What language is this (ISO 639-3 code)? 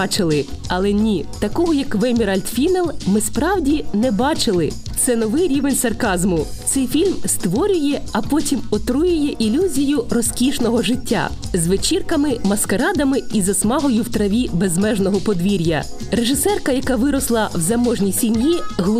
ukr